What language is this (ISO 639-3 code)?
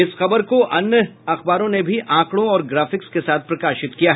hin